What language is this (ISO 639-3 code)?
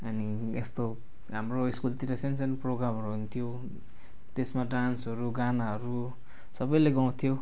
nep